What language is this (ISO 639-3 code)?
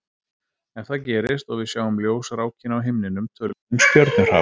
isl